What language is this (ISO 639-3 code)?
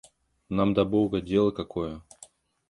rus